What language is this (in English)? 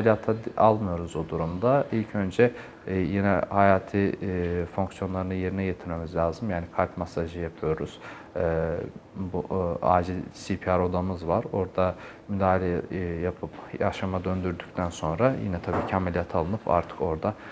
Turkish